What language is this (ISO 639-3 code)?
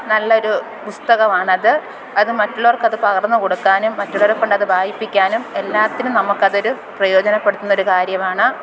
mal